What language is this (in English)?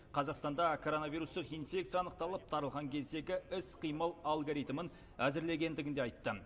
Kazakh